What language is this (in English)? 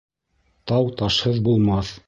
Bashkir